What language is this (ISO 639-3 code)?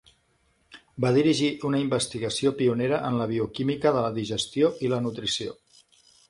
cat